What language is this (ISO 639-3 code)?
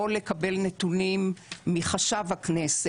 heb